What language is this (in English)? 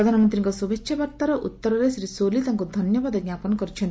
Odia